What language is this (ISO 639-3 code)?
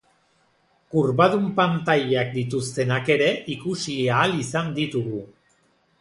eus